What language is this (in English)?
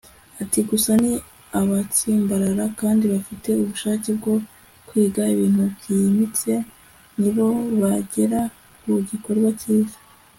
Kinyarwanda